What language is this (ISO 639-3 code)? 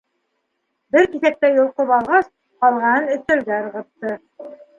bak